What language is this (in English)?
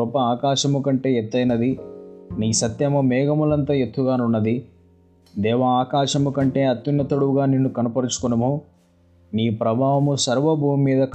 Telugu